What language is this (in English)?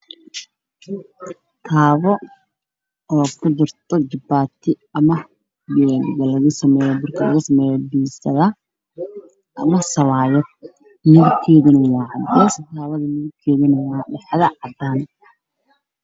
Somali